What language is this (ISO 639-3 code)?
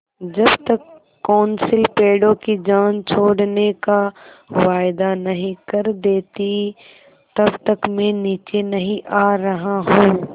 hin